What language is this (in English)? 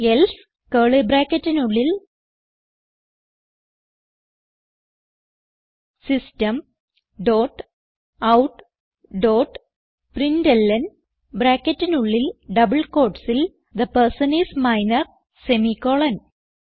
Malayalam